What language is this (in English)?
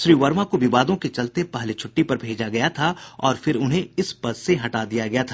Hindi